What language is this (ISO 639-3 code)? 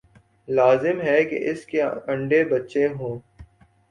urd